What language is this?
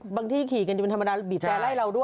Thai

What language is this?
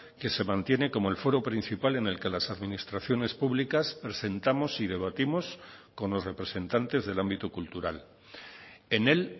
Spanish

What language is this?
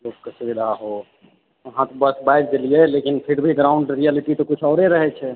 Maithili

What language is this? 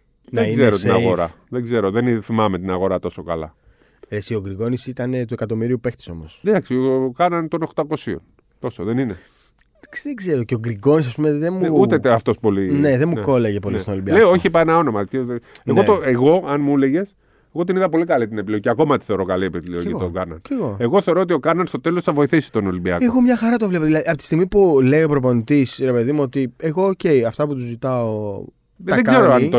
Greek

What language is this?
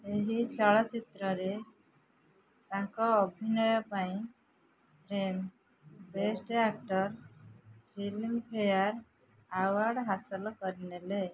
Odia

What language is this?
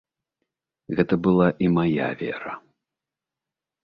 Belarusian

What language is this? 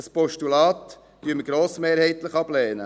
Swiss German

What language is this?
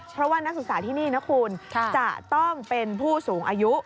Thai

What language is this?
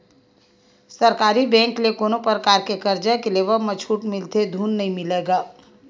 Chhattisgarhi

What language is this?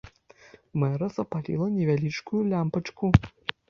Belarusian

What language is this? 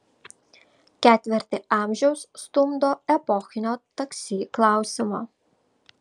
Lithuanian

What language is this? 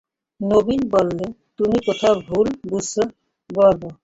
Bangla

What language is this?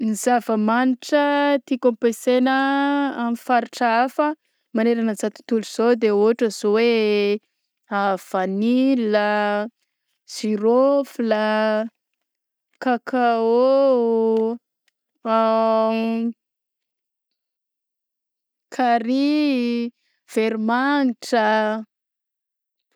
Southern Betsimisaraka Malagasy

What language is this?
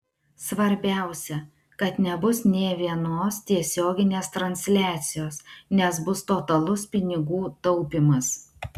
Lithuanian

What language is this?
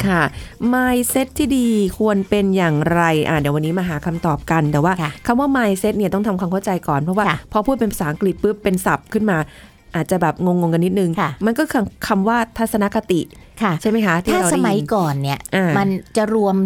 Thai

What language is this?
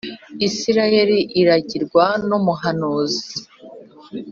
Kinyarwanda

